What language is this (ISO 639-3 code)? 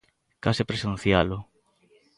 glg